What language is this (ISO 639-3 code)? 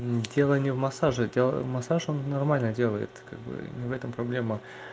rus